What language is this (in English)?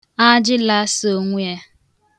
Igbo